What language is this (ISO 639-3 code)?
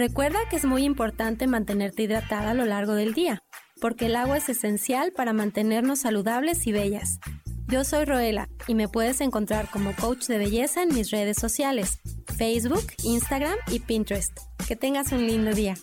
spa